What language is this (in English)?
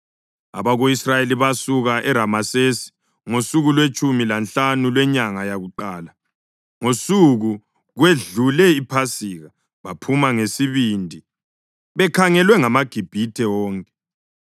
North Ndebele